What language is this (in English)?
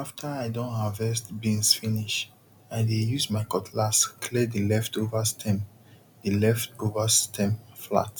Nigerian Pidgin